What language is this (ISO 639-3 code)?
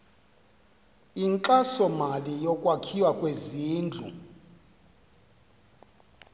xho